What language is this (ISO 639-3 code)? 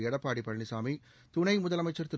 tam